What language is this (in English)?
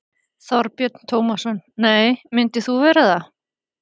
Icelandic